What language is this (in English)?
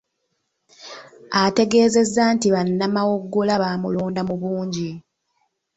Ganda